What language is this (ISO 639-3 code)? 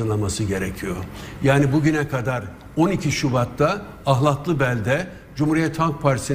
tur